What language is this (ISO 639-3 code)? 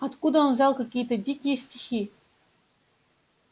rus